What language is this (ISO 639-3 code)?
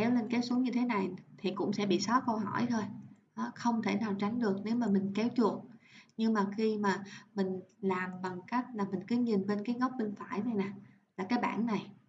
vie